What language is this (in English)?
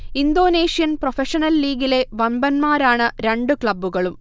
Malayalam